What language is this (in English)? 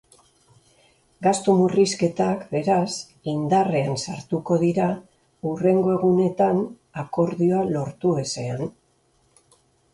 Basque